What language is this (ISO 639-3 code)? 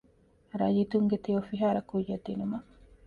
div